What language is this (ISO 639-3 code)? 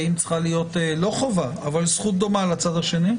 heb